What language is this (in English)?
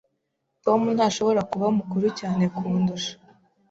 Kinyarwanda